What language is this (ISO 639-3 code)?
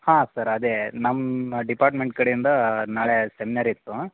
kan